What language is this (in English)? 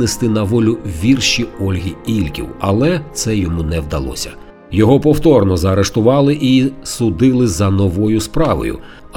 Ukrainian